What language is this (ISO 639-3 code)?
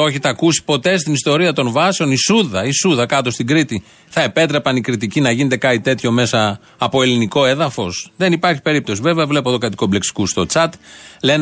ell